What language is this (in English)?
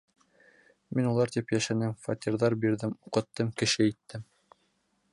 Bashkir